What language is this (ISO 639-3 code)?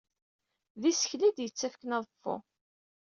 kab